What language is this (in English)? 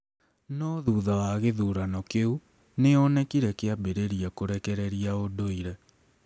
Kikuyu